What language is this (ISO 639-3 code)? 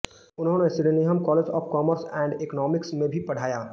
hin